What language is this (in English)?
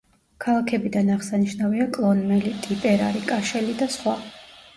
Georgian